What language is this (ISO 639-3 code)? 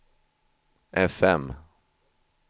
swe